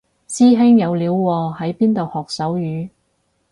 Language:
Cantonese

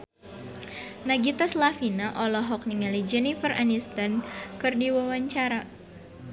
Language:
Sundanese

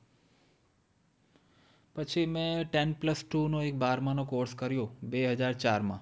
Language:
Gujarati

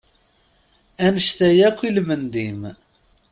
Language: Kabyle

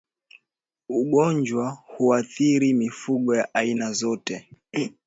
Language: Swahili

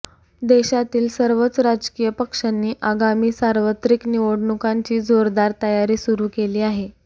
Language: Marathi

